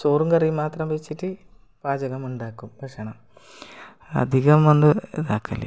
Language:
Malayalam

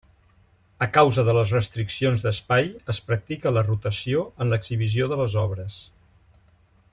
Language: Catalan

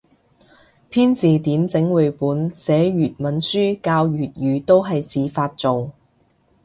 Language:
Cantonese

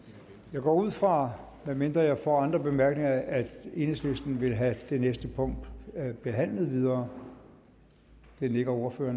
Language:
Danish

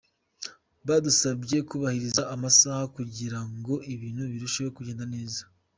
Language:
Kinyarwanda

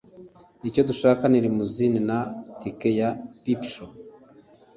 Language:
Kinyarwanda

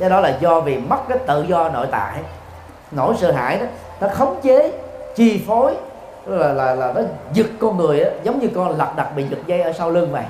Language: Vietnamese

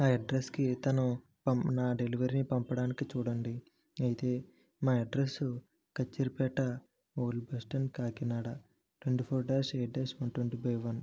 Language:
Telugu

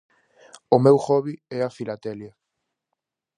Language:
Galician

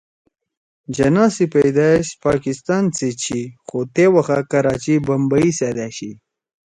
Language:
Torwali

